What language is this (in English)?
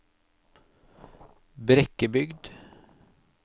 Norwegian